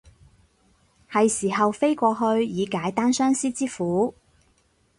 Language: Cantonese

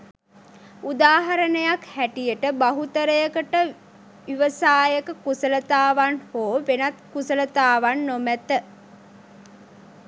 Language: Sinhala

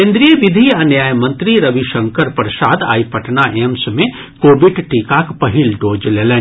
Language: Maithili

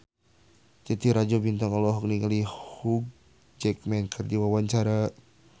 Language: Sundanese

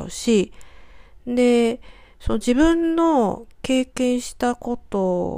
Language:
Japanese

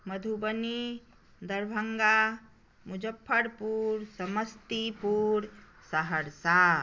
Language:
Maithili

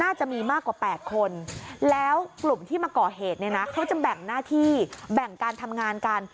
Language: Thai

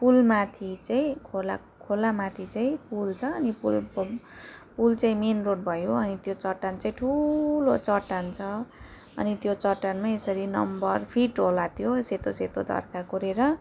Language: Nepali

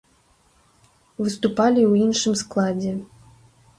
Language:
Belarusian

